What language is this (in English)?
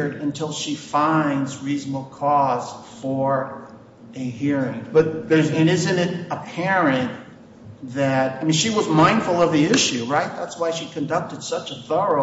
English